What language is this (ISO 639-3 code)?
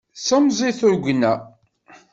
kab